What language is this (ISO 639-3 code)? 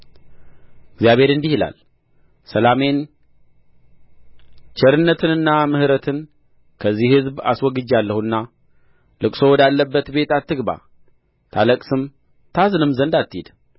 amh